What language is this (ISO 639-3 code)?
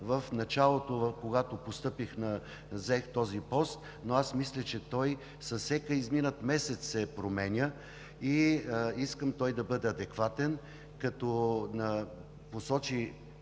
bul